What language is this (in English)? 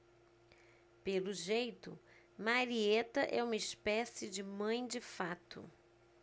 Portuguese